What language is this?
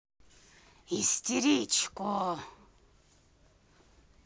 Russian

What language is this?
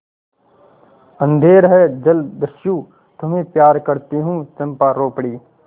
Hindi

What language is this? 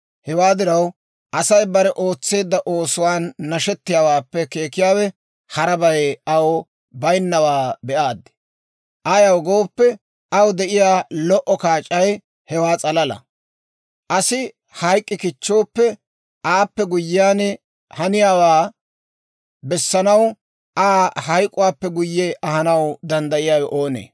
Dawro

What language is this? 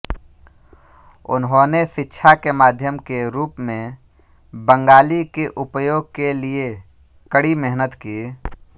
Hindi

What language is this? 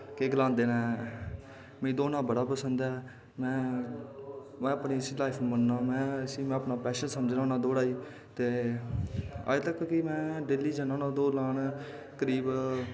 Dogri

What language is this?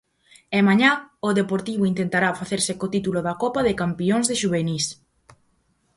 Galician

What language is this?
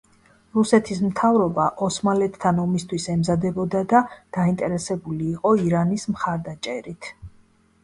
Georgian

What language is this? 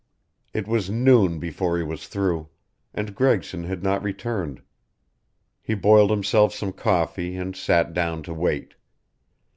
English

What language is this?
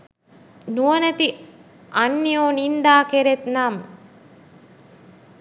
Sinhala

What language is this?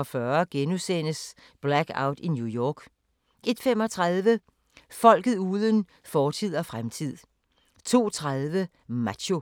Danish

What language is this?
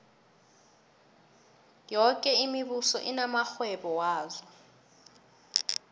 South Ndebele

